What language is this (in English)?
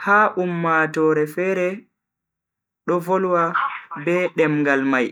Bagirmi Fulfulde